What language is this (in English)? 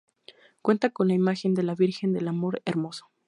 Spanish